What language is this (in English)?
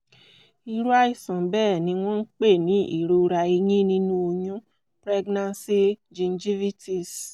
Yoruba